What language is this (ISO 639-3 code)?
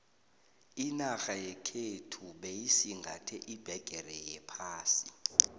nbl